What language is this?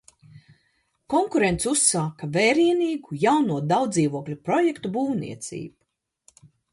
Latvian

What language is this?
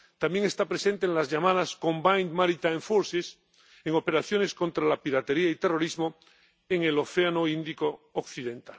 Spanish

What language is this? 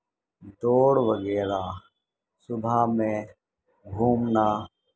Urdu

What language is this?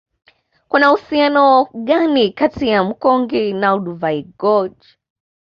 Swahili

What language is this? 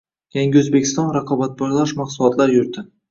Uzbek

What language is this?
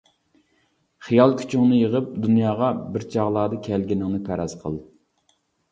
Uyghur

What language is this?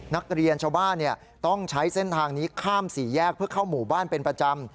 Thai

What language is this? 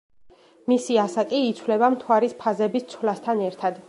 Georgian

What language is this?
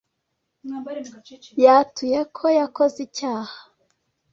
Kinyarwanda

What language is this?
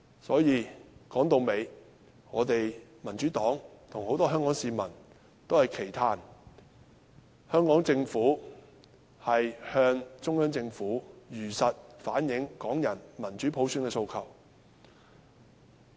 Cantonese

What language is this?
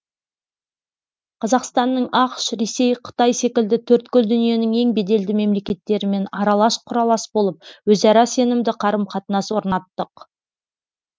Kazakh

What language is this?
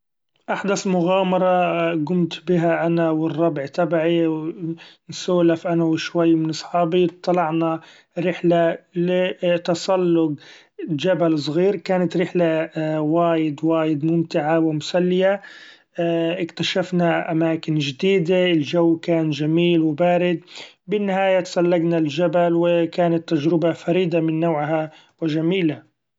Gulf Arabic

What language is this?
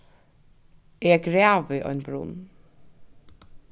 Faroese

